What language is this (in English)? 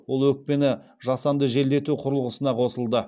Kazakh